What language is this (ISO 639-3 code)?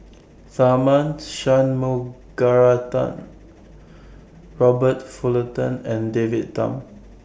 eng